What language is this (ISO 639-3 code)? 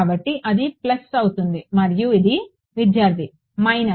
tel